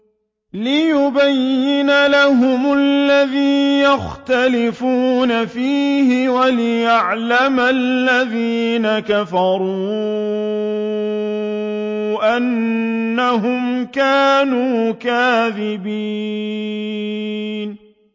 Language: Arabic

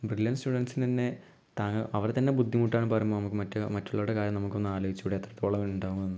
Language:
Malayalam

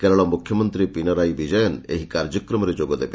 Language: Odia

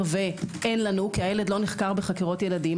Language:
Hebrew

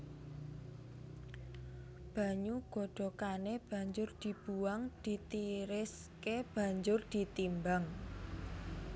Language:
Javanese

